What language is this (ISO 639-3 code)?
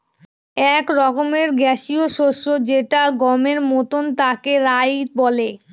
ben